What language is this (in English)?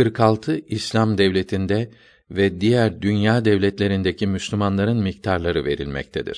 Turkish